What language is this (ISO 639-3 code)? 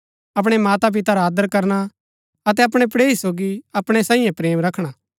gbk